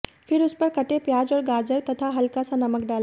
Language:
Hindi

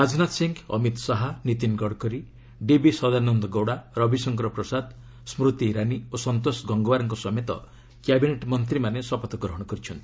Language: Odia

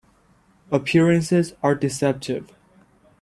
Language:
English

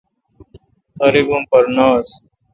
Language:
Kalkoti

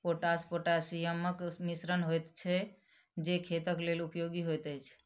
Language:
Maithili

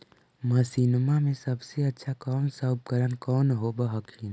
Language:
Magahi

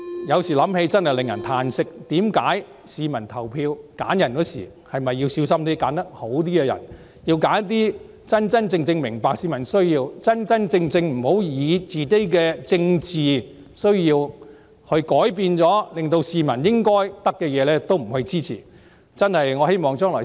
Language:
Cantonese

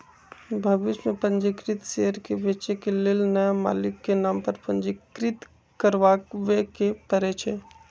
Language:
Magahi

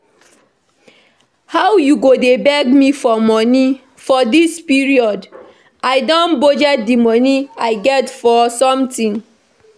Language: Nigerian Pidgin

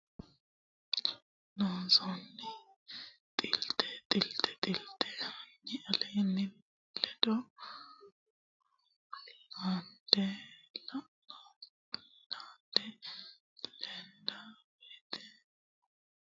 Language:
Sidamo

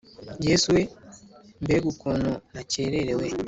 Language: Kinyarwanda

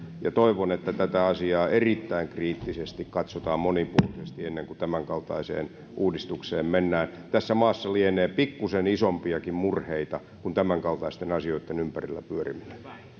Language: Finnish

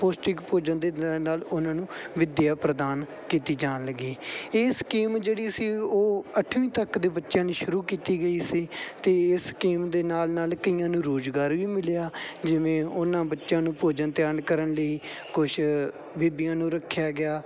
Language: Punjabi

